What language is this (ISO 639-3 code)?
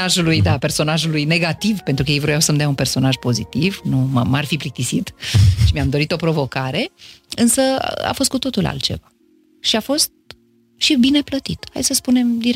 ron